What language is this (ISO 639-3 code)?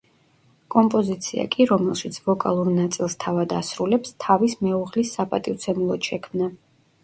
kat